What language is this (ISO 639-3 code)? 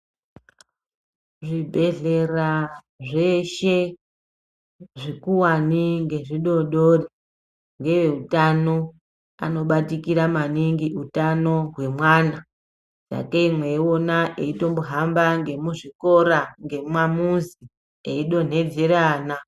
ndc